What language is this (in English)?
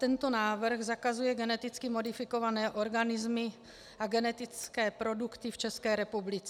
Czech